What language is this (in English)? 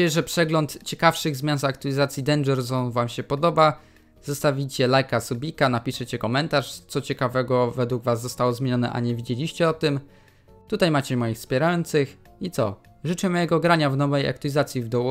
Polish